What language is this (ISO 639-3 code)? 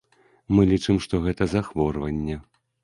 bel